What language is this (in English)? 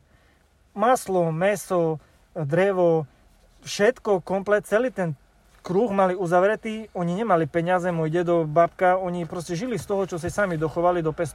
Slovak